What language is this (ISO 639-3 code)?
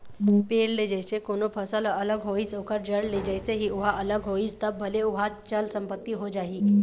hne